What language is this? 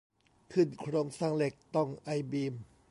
Thai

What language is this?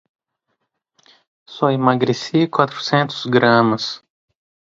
Portuguese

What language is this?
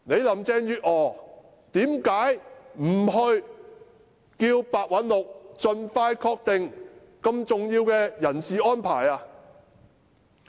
Cantonese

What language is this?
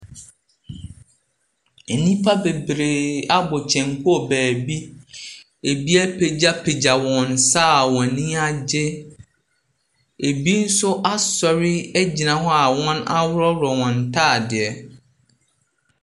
Akan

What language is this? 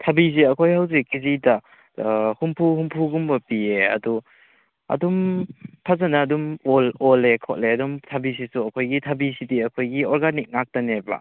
Manipuri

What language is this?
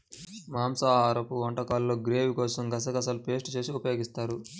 Telugu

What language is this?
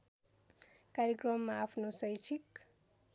Nepali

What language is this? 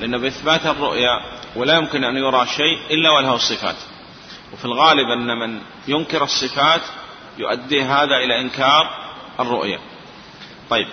Arabic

